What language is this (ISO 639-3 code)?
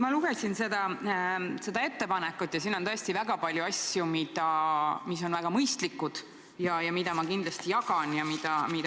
est